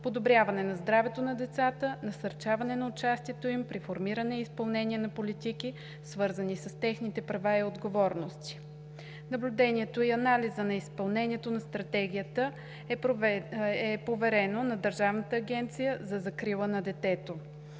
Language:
Bulgarian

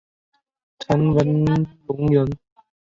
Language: Chinese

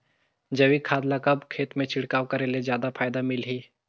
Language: Chhattisgarhi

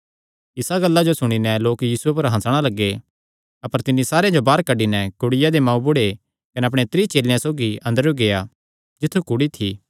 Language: Kangri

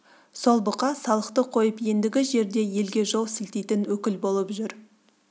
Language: Kazakh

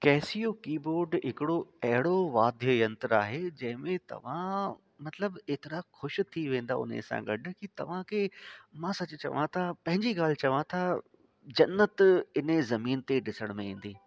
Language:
Sindhi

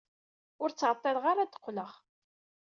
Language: Kabyle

